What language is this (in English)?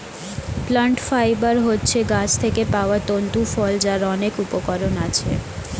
Bangla